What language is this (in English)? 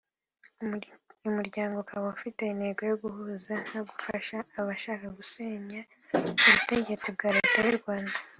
Kinyarwanda